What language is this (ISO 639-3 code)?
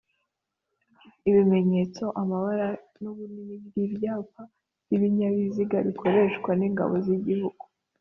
kin